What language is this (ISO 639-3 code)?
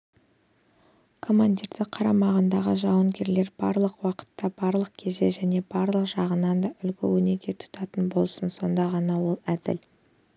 kaz